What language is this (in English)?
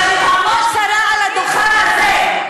Hebrew